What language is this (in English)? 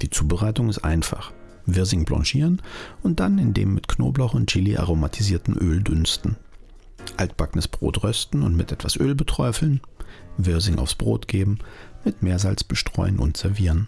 German